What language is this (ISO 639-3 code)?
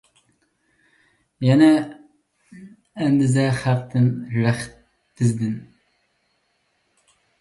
uig